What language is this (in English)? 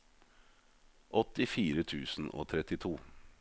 Norwegian